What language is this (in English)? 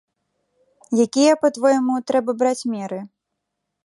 Belarusian